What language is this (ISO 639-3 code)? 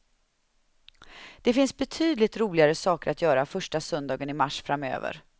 swe